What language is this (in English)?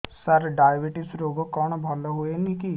Odia